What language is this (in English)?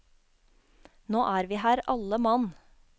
Norwegian